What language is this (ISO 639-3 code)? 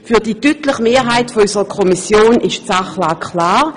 gsw